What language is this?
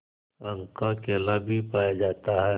Hindi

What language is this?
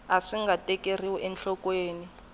Tsonga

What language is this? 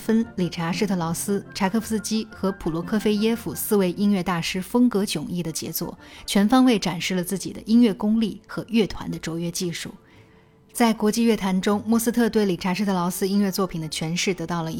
Chinese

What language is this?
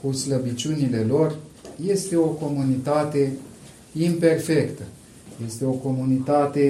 Romanian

